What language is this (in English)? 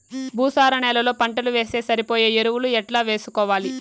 Telugu